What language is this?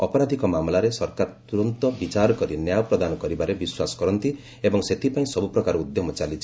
Odia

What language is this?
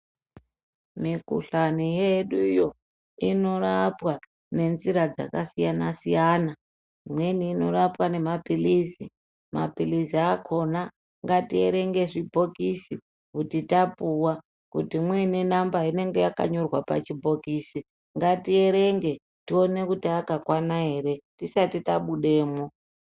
Ndau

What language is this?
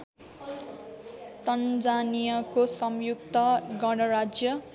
Nepali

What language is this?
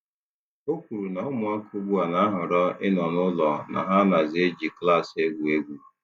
Igbo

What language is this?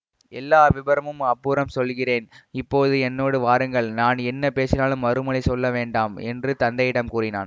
Tamil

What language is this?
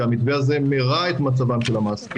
Hebrew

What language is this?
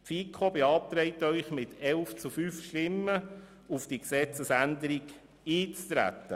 Swiss German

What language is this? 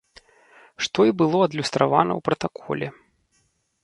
Belarusian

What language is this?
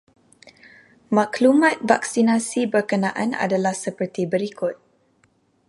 Malay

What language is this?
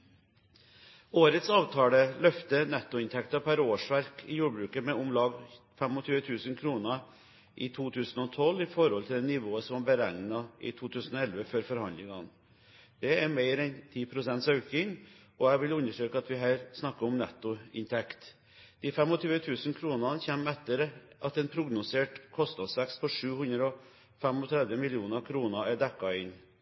Norwegian Bokmål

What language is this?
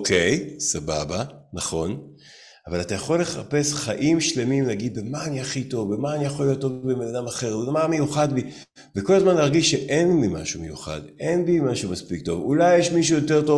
Hebrew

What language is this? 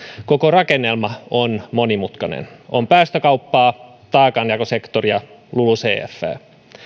Finnish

